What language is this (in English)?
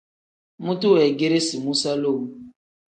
Tem